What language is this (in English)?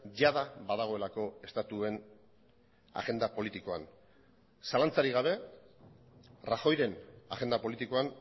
Basque